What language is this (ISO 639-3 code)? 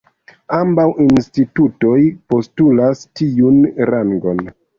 epo